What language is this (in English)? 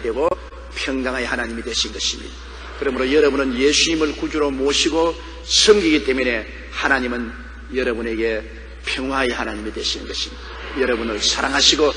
Korean